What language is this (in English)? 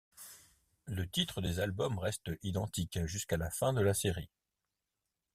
French